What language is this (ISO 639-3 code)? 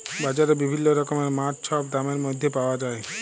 ben